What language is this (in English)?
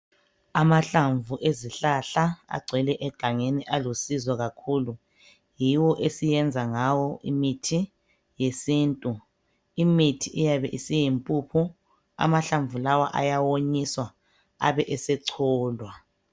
North Ndebele